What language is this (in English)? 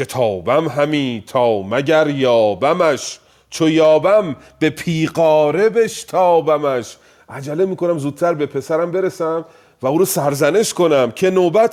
Persian